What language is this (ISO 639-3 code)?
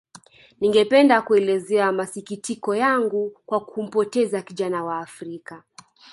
swa